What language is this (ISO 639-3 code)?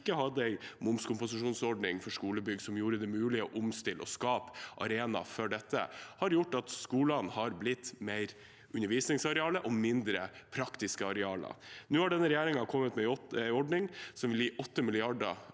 nor